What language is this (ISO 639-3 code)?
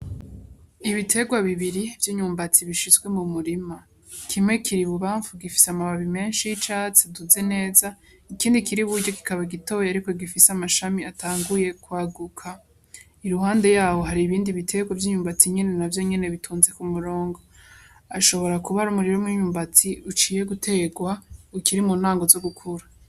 run